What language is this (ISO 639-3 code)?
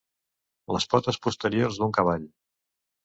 cat